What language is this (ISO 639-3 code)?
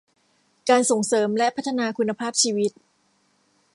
tha